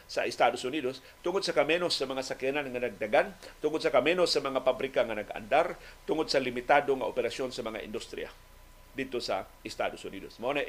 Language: Filipino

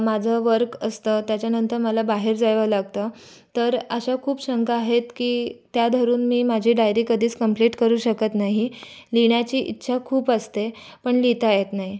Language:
Marathi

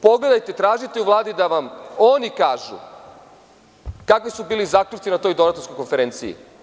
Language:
Serbian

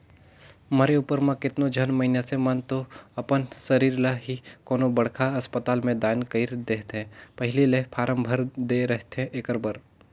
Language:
Chhattisgarhi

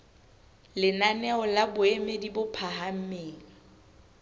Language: Southern Sotho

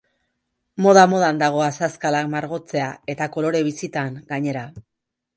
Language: Basque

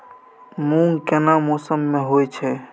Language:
Maithili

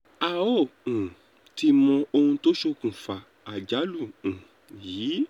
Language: Yoruba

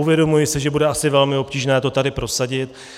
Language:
Czech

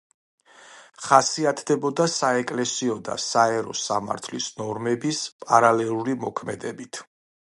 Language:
Georgian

